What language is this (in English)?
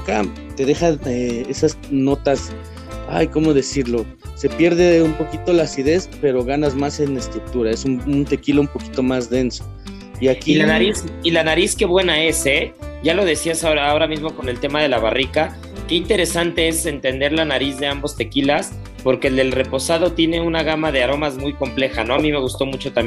Spanish